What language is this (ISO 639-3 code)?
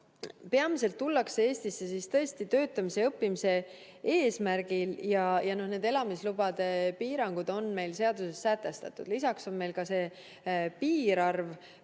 est